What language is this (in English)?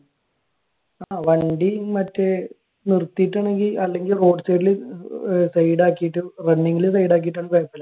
Malayalam